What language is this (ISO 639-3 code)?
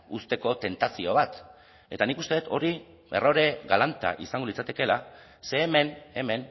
eus